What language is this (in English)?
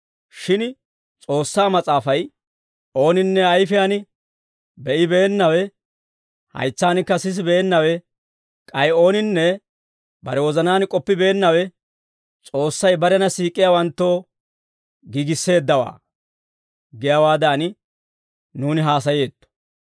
Dawro